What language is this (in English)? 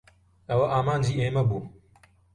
Central Kurdish